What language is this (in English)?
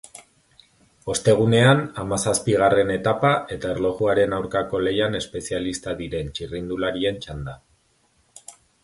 Basque